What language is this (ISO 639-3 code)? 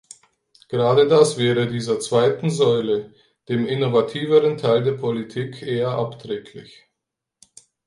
deu